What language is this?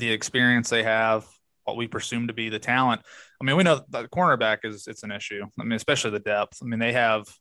English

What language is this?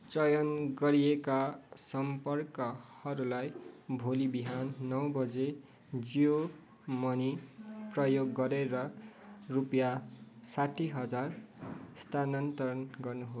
Nepali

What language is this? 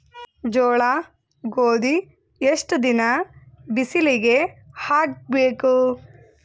Kannada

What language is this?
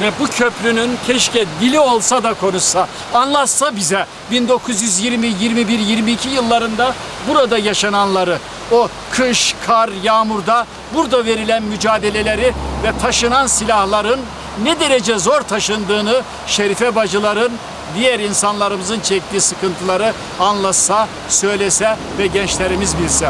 Turkish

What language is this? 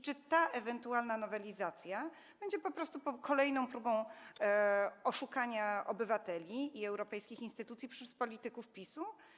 Polish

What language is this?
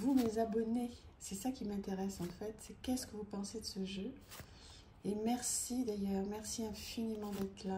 French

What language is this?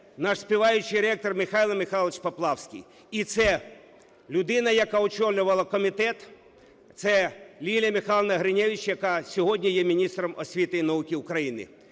Ukrainian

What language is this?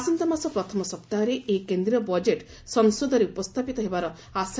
Odia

